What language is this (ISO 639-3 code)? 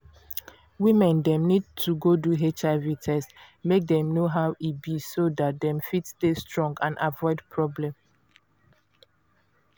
pcm